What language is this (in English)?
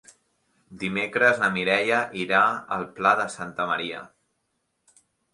Catalan